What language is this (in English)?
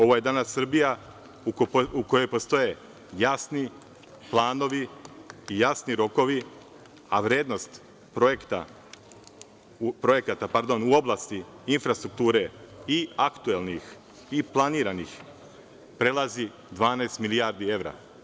Serbian